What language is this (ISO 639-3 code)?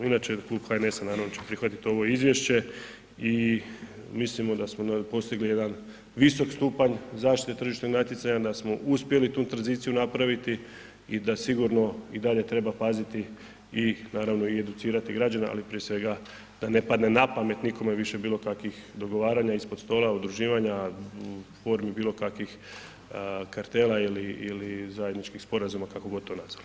hrv